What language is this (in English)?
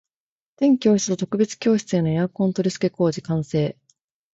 Japanese